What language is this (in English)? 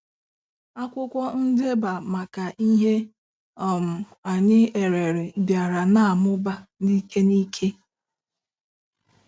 Igbo